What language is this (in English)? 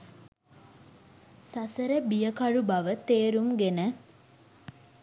Sinhala